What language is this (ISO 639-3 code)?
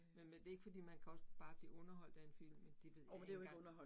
dan